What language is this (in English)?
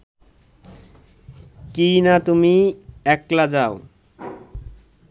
Bangla